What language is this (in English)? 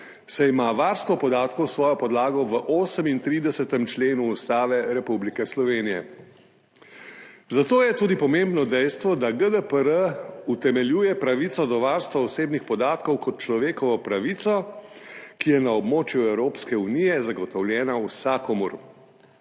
Slovenian